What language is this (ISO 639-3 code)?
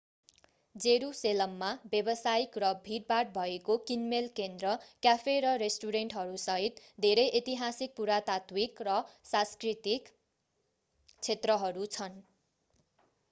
nep